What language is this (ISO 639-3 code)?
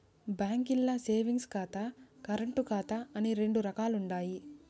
tel